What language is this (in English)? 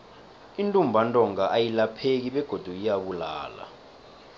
South Ndebele